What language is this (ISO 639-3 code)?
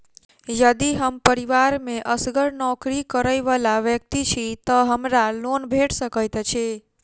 mai